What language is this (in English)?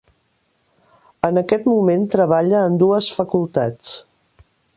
Catalan